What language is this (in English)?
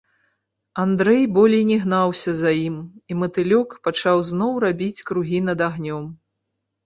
Belarusian